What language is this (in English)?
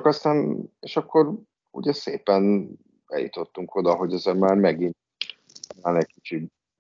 Hungarian